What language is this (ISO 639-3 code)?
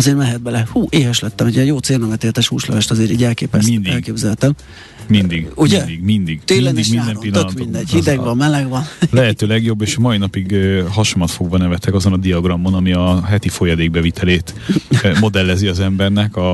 hun